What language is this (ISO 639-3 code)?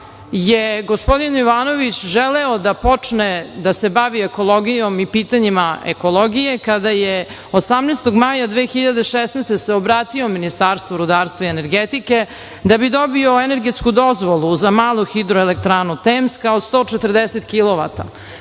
srp